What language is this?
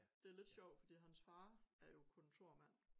Danish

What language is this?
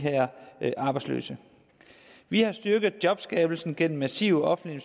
Danish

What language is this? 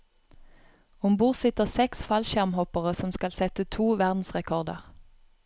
Norwegian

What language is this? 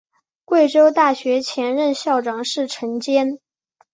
Chinese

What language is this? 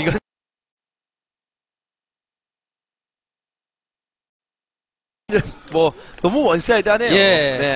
Korean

